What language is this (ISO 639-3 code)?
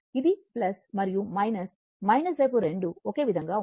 tel